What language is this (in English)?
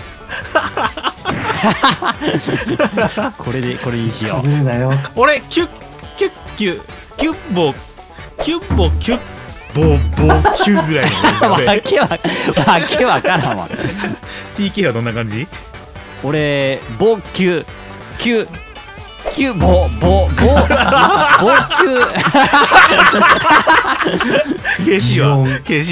Japanese